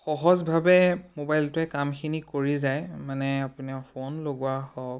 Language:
Assamese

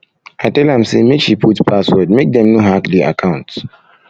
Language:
Nigerian Pidgin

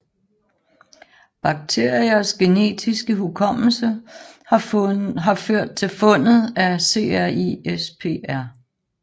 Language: Danish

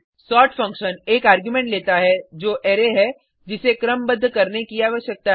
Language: Hindi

